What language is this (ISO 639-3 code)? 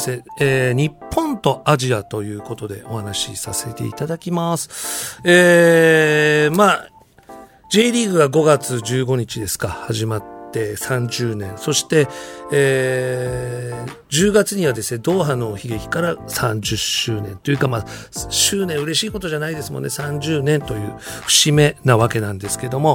jpn